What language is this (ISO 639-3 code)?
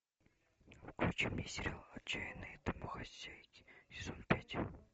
rus